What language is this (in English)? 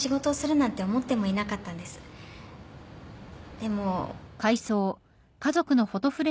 Japanese